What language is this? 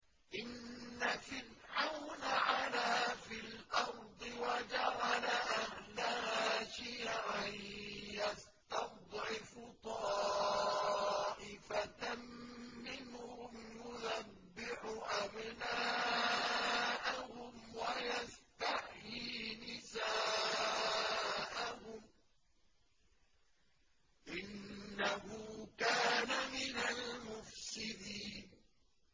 Arabic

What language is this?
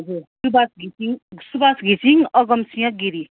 Nepali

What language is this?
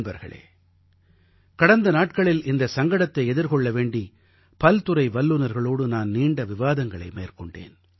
Tamil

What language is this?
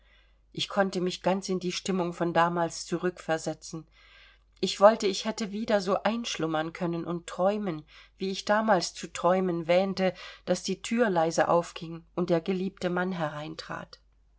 German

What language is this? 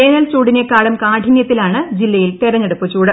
Malayalam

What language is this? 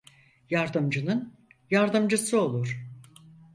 Turkish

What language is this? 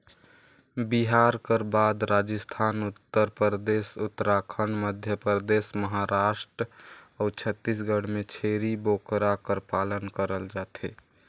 Chhattisgarhi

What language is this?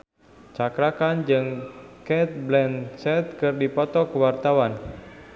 Sundanese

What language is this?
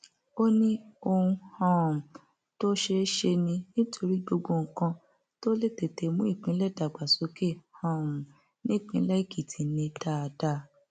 Yoruba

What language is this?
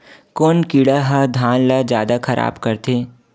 Chhattisgarhi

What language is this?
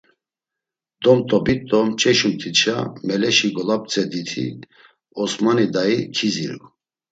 Laz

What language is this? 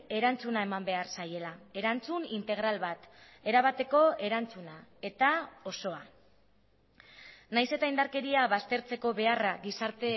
Basque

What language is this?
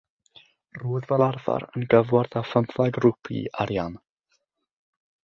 Welsh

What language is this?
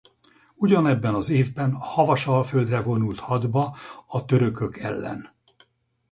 Hungarian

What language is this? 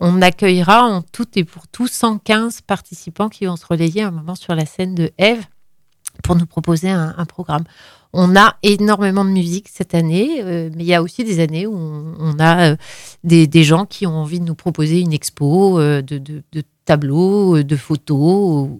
French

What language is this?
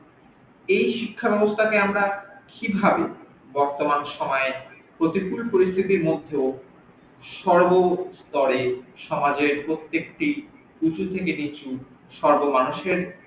Bangla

